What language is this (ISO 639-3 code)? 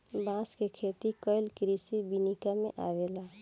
bho